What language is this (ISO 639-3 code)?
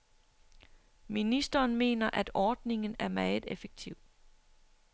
dan